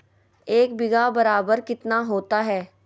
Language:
Magahi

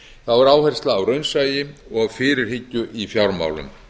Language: Icelandic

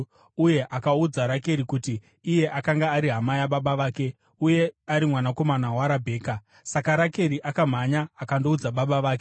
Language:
Shona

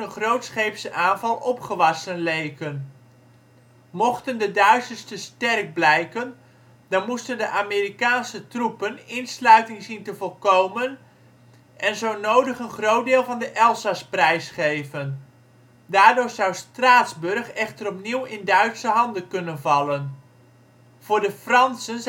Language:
Dutch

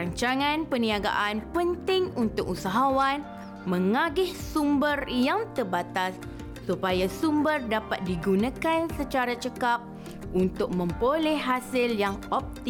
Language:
Malay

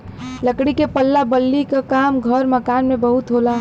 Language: Bhojpuri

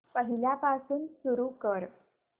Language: Marathi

